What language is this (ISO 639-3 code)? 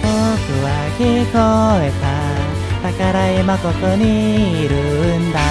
kor